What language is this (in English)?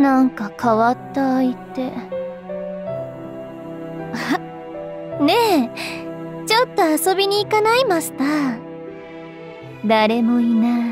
Japanese